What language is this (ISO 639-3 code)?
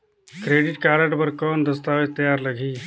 hne